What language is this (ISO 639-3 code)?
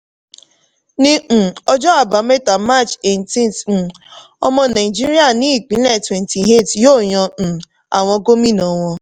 yor